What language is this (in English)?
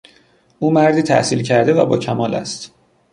Persian